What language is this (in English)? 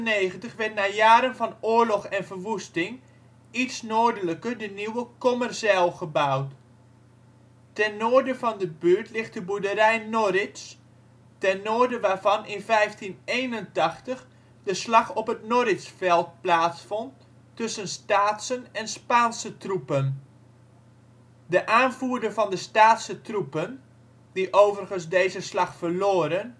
Dutch